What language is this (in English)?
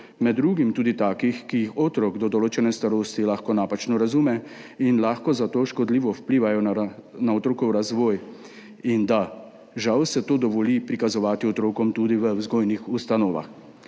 Slovenian